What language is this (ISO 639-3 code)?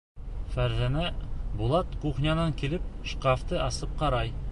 bak